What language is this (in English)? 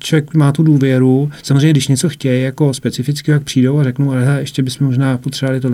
Czech